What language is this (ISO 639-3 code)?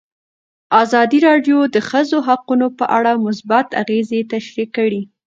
pus